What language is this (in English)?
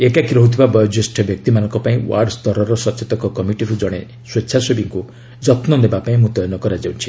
Odia